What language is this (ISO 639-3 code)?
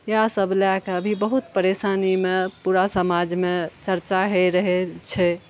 mai